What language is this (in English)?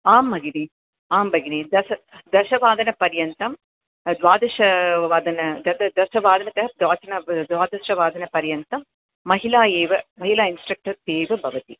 Sanskrit